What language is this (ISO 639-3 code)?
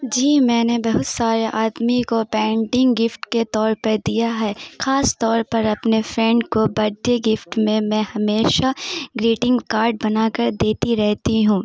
urd